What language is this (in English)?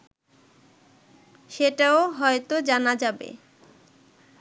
Bangla